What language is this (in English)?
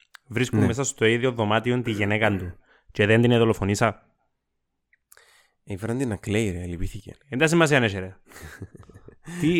Greek